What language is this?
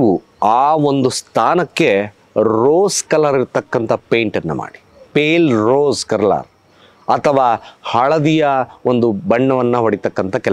Hindi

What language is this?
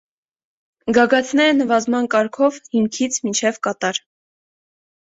Armenian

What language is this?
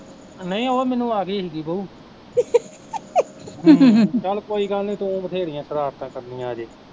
Punjabi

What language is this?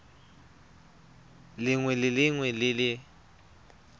Tswana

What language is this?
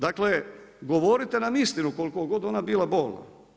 Croatian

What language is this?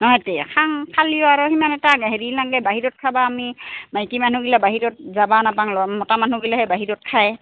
Assamese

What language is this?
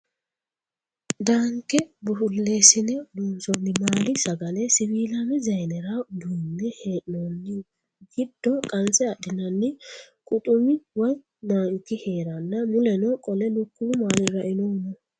Sidamo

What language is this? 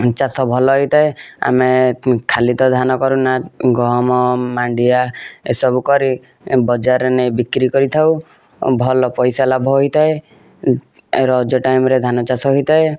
Odia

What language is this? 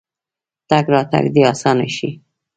Pashto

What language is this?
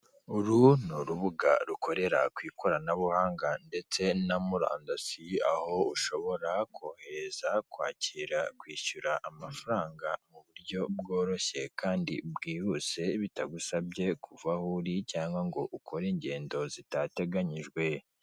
Kinyarwanda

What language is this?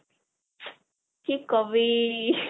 Assamese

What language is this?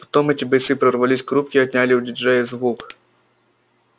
Russian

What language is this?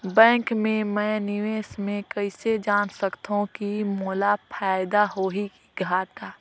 Chhattisgarhi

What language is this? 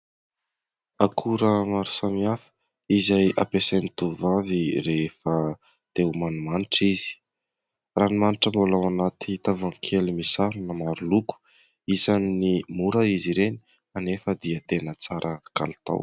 Malagasy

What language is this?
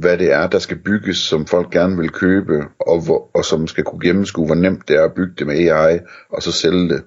Danish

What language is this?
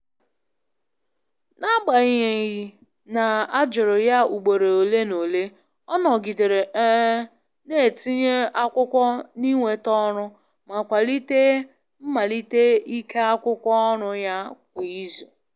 Igbo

